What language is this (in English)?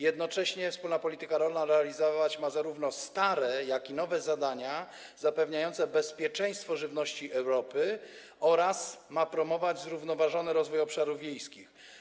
Polish